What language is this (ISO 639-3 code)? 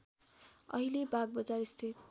nep